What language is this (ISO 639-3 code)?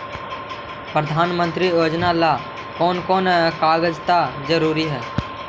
mag